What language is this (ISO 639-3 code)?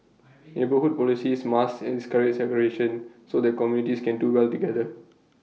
eng